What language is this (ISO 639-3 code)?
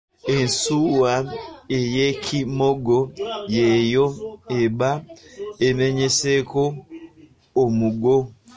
lug